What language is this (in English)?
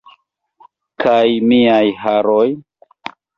Esperanto